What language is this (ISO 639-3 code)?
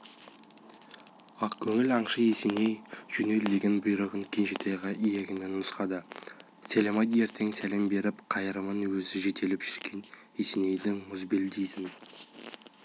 kaz